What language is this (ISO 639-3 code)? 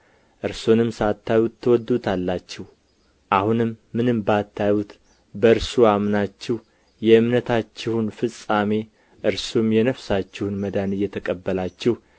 amh